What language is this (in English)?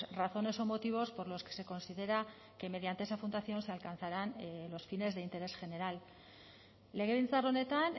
Spanish